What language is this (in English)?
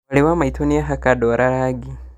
Kikuyu